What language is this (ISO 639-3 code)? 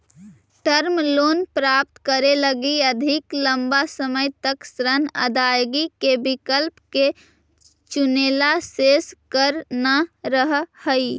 mag